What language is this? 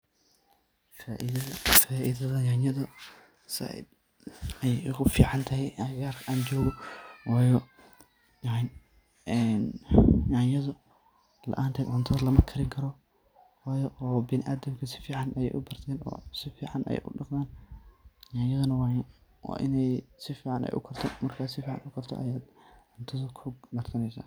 Somali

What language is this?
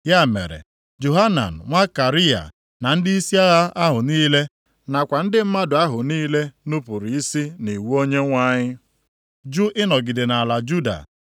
Igbo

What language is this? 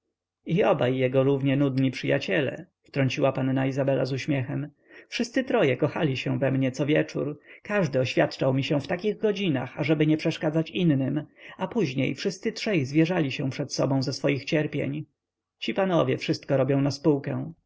Polish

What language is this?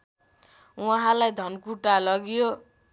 Nepali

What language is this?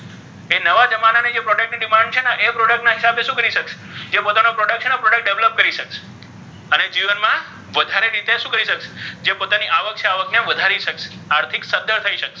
Gujarati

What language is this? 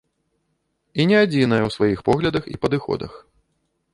Belarusian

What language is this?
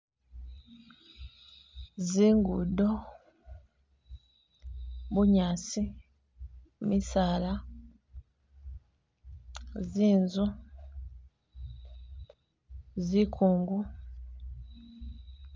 Masaaba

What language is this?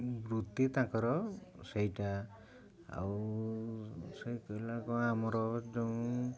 Odia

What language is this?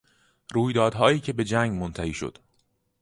Persian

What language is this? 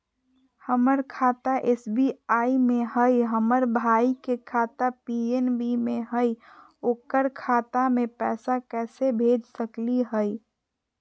Magahi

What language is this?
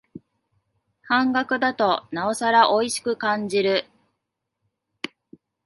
Japanese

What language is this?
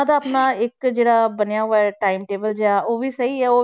Punjabi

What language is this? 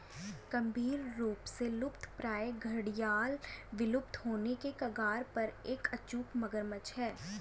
Hindi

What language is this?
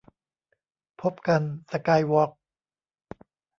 Thai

